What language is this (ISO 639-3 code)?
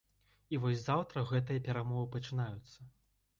bel